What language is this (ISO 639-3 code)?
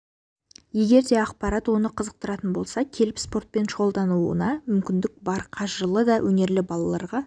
kaz